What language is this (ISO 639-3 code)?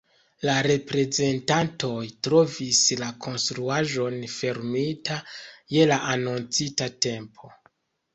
epo